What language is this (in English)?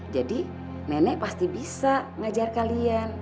Indonesian